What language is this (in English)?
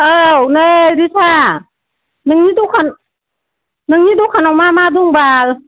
Bodo